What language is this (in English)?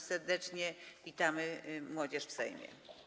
Polish